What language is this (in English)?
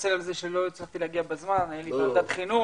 Hebrew